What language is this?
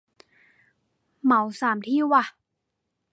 Thai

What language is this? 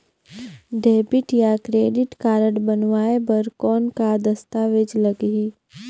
Chhattisgarhi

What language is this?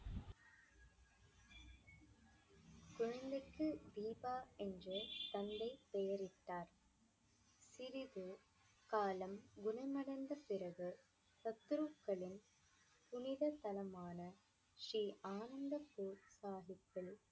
Tamil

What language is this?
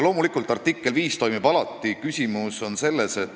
Estonian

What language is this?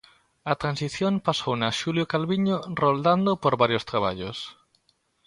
Galician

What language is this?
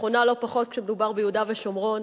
Hebrew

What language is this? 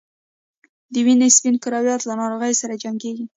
Pashto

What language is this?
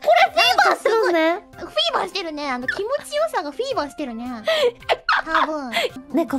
Japanese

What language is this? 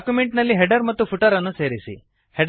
Kannada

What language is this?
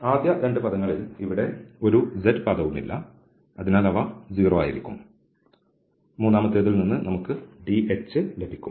Malayalam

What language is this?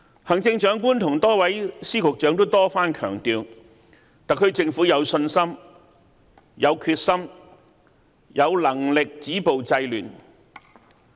Cantonese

